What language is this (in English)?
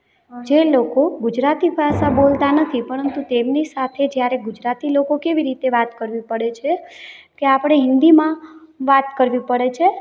Gujarati